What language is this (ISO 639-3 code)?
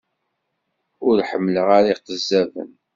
kab